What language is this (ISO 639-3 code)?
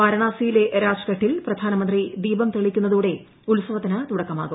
mal